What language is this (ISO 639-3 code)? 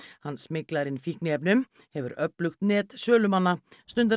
isl